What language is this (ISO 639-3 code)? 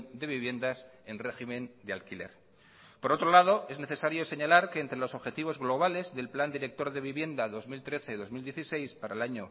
spa